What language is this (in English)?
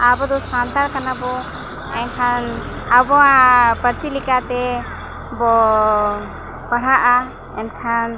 Santali